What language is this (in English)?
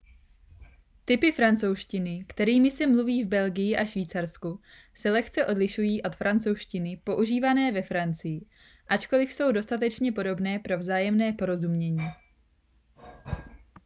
Czech